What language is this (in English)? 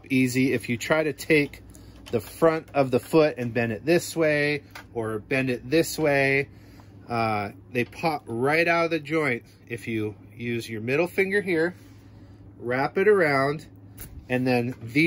English